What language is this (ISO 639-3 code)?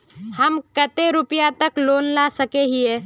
mag